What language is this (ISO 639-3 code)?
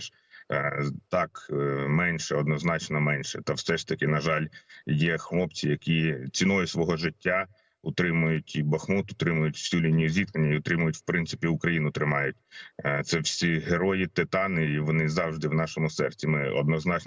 ukr